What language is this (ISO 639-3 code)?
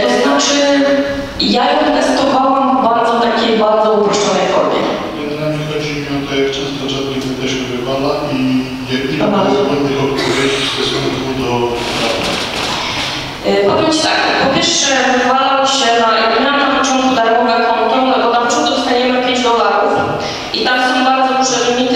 pol